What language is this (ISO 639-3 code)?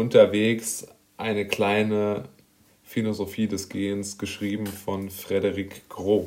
deu